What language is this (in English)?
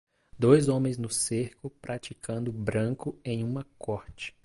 Portuguese